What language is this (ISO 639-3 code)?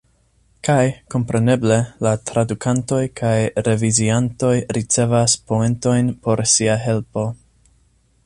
epo